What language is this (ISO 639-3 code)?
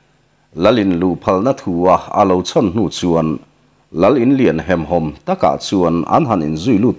tha